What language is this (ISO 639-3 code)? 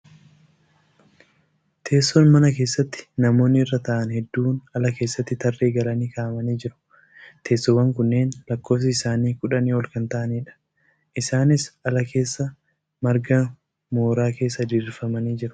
orm